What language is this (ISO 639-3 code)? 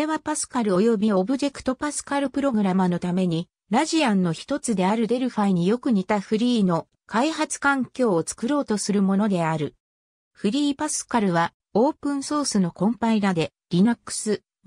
jpn